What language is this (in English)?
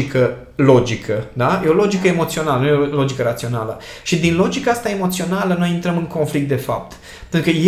Romanian